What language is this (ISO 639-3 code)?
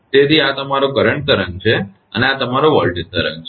guj